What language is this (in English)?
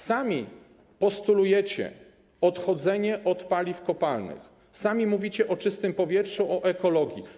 Polish